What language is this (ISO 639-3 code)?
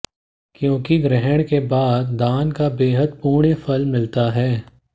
hin